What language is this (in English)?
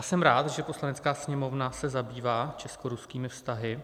Czech